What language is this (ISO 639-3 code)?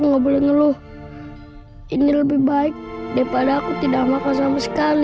ind